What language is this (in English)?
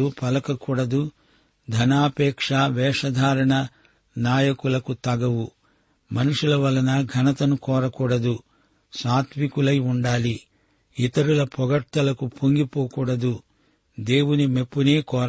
Telugu